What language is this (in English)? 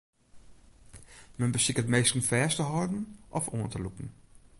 Western Frisian